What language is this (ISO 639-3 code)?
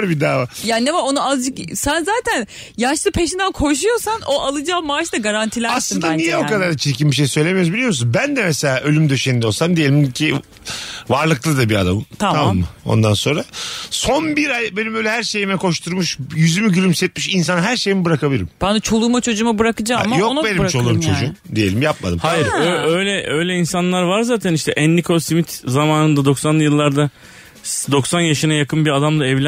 tur